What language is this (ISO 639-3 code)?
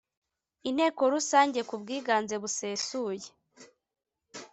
kin